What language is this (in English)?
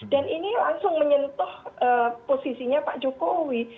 Indonesian